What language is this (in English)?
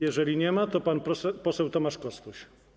Polish